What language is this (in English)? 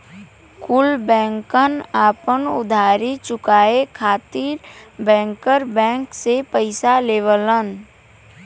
Bhojpuri